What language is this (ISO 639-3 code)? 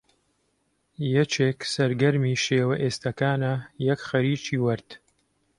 ckb